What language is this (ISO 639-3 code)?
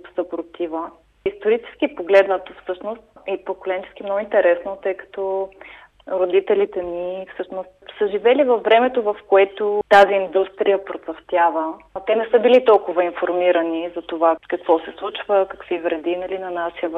bul